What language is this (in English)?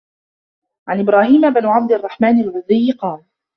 Arabic